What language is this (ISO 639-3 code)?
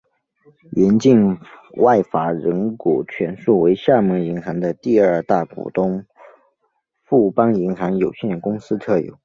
zho